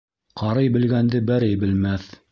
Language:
Bashkir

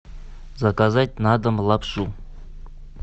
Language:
Russian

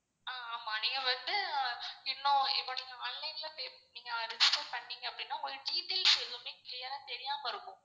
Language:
Tamil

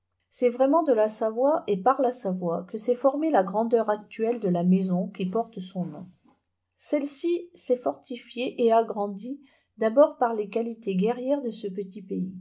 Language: French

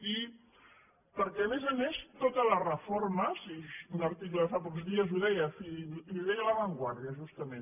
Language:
Catalan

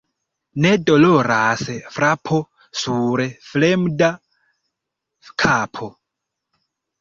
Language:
Esperanto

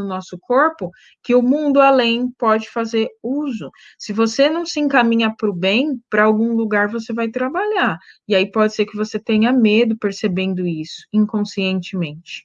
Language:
Portuguese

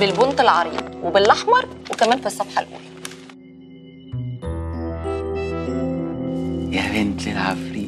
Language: Arabic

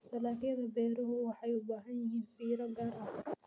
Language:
Somali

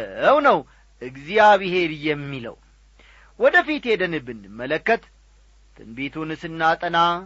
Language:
Amharic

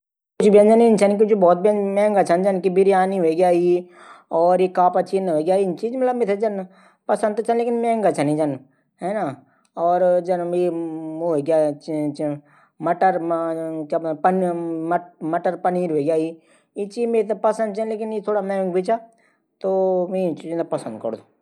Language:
Garhwali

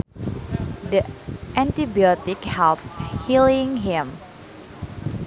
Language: Sundanese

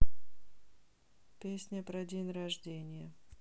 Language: Russian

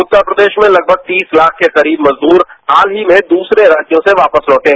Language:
Hindi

